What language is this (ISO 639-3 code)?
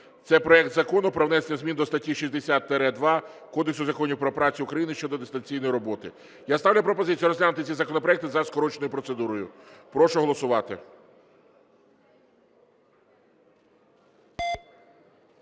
ukr